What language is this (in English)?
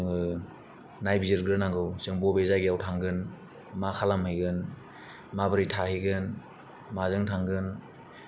Bodo